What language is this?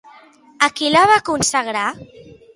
Catalan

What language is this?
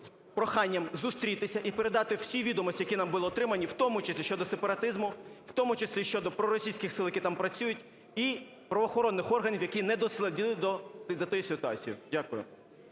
Ukrainian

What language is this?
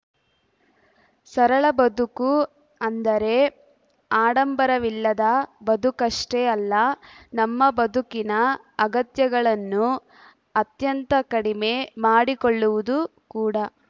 Kannada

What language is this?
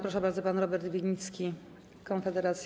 Polish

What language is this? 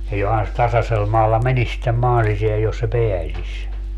Finnish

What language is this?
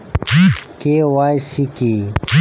Bangla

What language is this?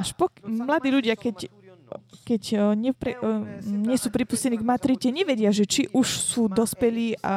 Slovak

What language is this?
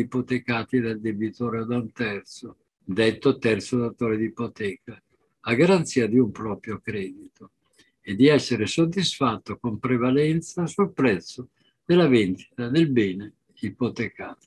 Italian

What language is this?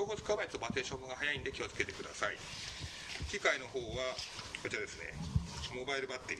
Japanese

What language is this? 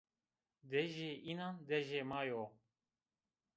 Zaza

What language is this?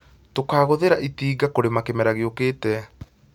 Kikuyu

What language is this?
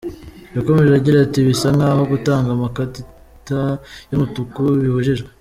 Kinyarwanda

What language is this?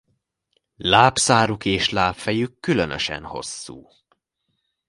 Hungarian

